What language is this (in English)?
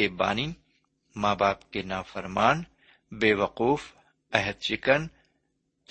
Urdu